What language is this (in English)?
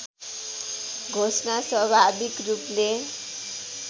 Nepali